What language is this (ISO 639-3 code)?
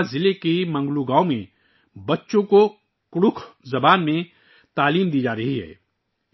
urd